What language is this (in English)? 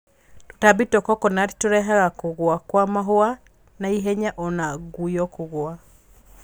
Kikuyu